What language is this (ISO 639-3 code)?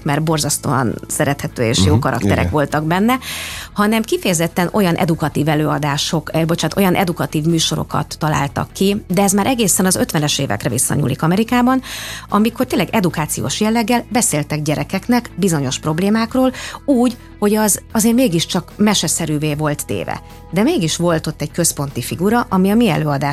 hun